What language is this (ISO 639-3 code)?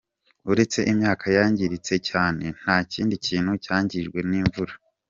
kin